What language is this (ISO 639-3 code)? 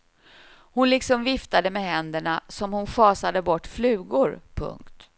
swe